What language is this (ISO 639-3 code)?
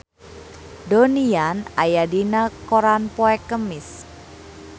sun